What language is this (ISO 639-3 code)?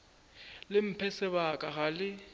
nso